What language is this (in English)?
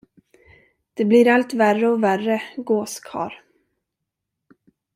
Swedish